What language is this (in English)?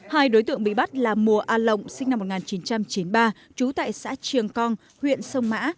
Vietnamese